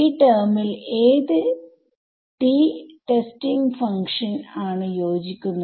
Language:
Malayalam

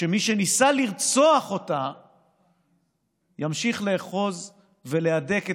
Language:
Hebrew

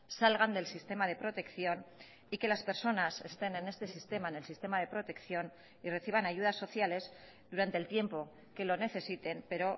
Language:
Spanish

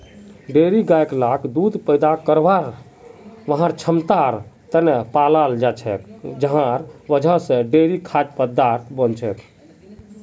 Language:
Magahi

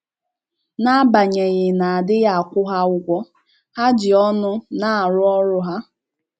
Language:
Igbo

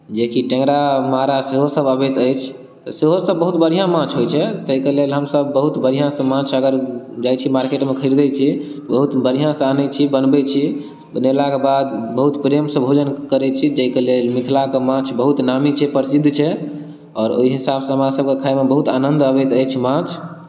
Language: Maithili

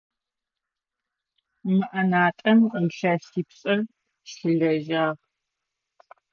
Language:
Adyghe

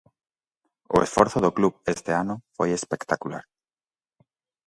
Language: Galician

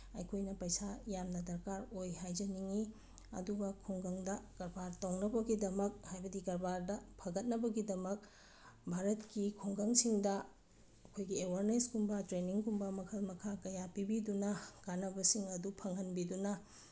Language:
Manipuri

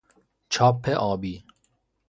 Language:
Persian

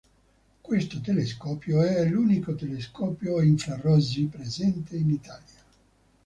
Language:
Italian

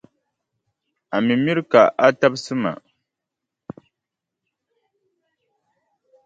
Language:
Dagbani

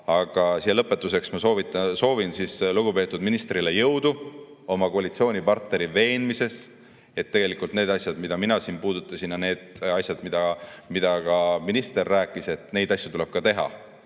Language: Estonian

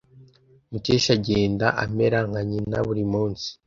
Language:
Kinyarwanda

